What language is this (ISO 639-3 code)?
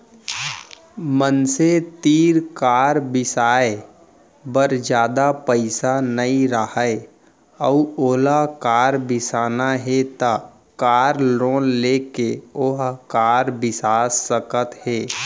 hne